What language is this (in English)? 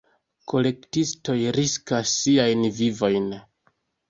Esperanto